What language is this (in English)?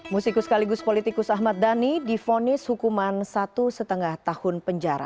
Indonesian